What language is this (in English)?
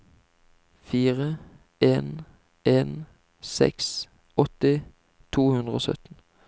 Norwegian